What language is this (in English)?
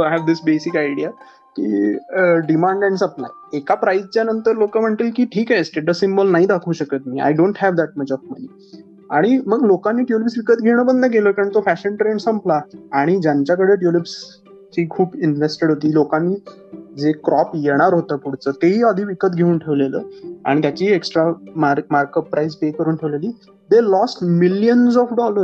Marathi